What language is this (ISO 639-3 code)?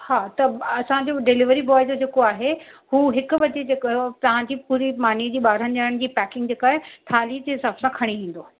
snd